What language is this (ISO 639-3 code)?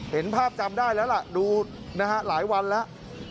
tha